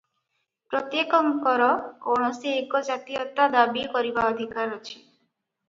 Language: Odia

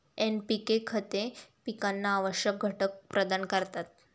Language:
Marathi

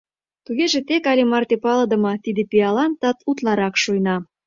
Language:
Mari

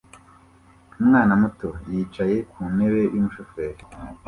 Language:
Kinyarwanda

